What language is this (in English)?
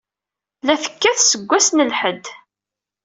Kabyle